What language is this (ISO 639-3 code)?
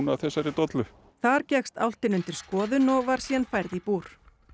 isl